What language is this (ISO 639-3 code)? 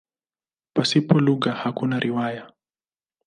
swa